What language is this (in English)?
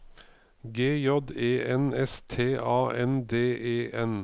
Norwegian